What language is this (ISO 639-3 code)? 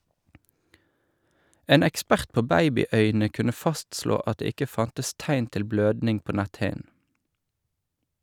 nor